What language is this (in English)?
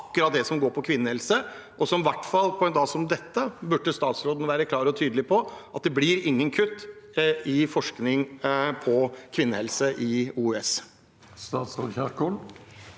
Norwegian